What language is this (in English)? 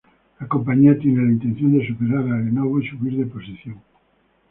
Spanish